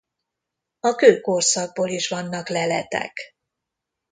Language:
Hungarian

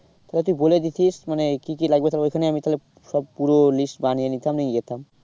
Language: Bangla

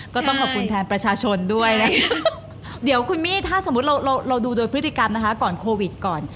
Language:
Thai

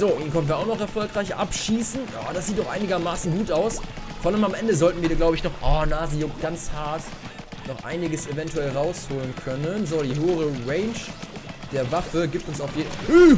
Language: German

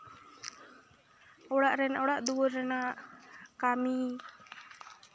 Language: Santali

